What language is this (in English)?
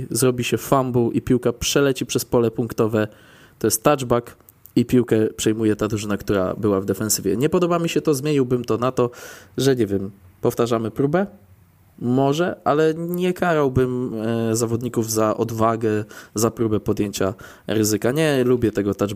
Polish